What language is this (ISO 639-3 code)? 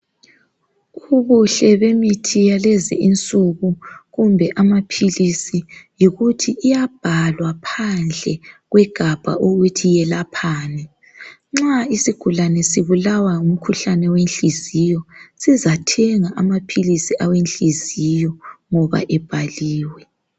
nde